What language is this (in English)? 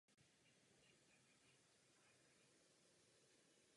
Czech